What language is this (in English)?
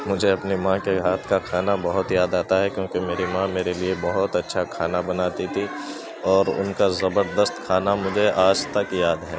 Urdu